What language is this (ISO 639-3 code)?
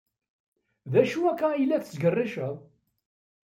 kab